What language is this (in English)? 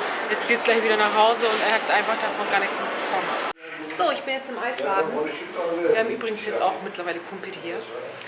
German